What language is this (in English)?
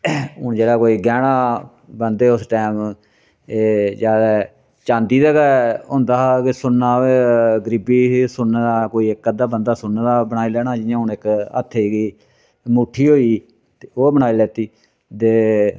Dogri